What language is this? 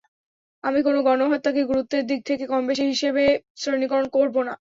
Bangla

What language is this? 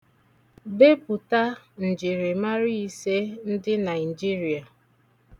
Igbo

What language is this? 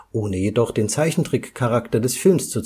German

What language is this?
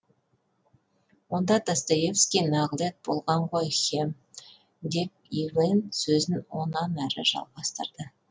Kazakh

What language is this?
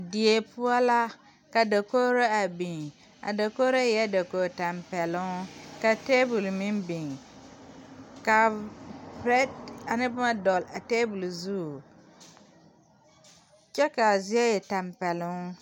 Southern Dagaare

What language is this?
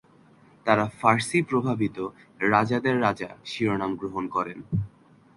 Bangla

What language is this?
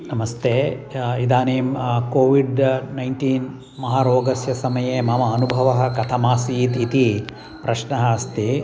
Sanskrit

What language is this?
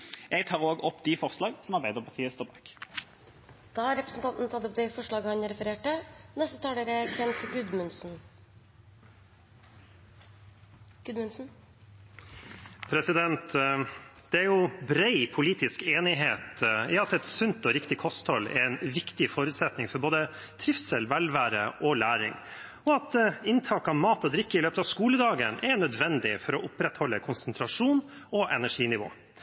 Norwegian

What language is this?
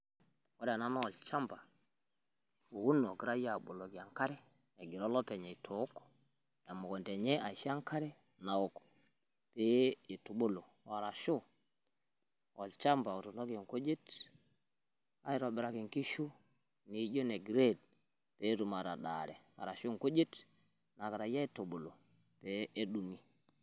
Masai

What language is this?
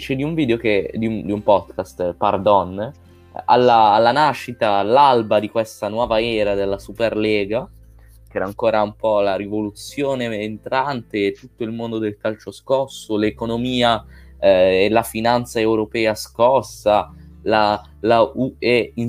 Italian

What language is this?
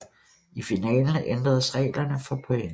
Danish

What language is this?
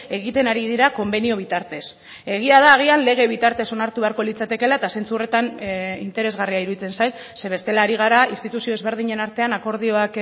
Basque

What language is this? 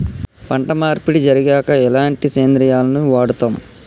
Telugu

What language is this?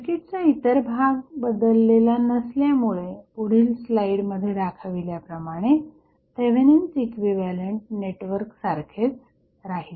Marathi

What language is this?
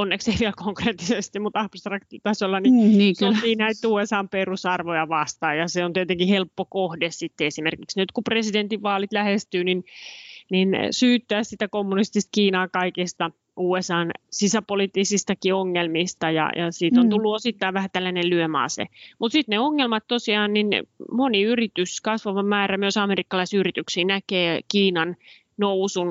Finnish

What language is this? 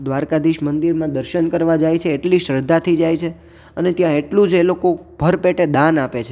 Gujarati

